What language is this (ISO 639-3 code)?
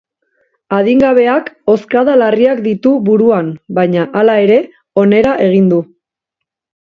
eus